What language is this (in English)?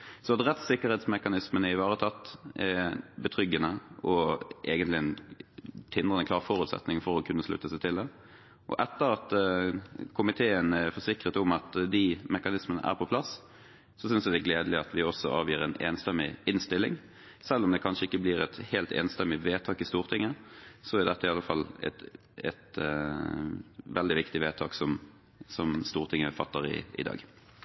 Norwegian Bokmål